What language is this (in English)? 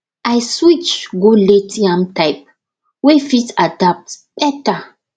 Nigerian Pidgin